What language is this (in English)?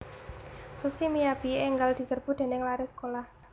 Javanese